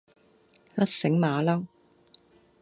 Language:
Cantonese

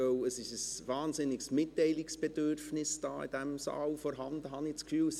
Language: Swiss German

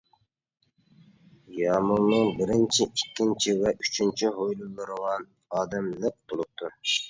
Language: Uyghur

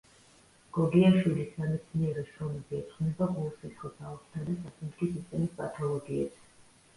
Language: Georgian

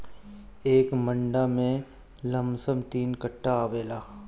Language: Bhojpuri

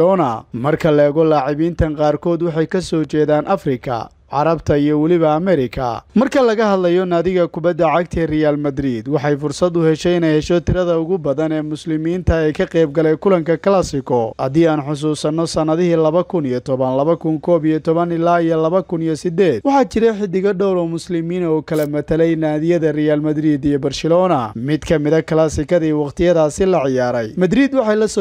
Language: Arabic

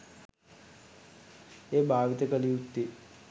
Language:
Sinhala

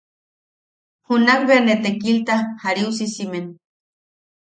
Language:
Yaqui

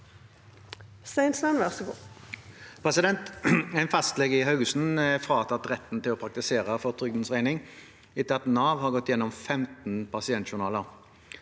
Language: Norwegian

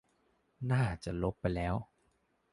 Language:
Thai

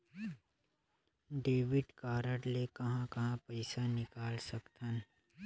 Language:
Chhattisgarhi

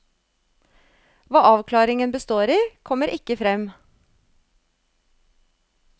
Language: Norwegian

